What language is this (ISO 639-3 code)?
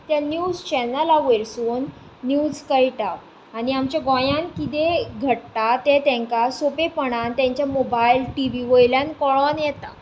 kok